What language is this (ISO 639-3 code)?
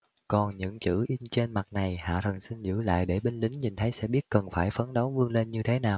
vie